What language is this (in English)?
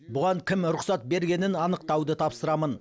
Kazakh